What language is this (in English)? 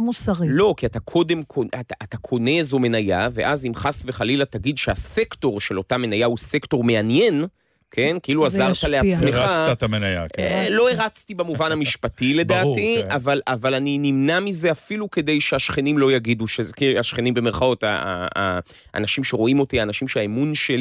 Hebrew